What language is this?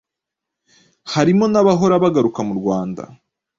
Kinyarwanda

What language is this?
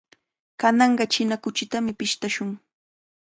Cajatambo North Lima Quechua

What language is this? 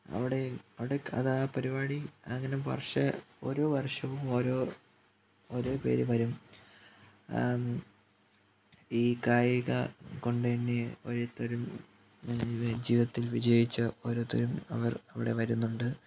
Malayalam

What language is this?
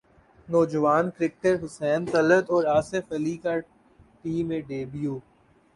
Urdu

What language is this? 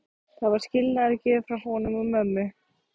Icelandic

